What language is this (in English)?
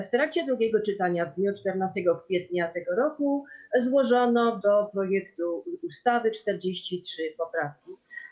Polish